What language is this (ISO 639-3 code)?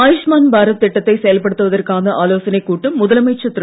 tam